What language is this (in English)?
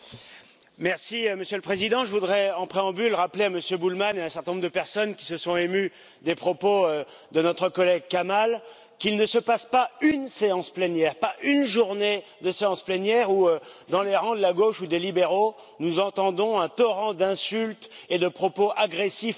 French